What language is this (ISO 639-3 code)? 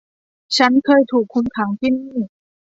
tha